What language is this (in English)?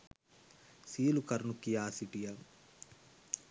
Sinhala